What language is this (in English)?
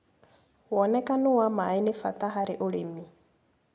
Kikuyu